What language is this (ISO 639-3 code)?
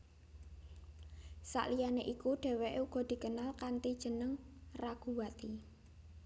jav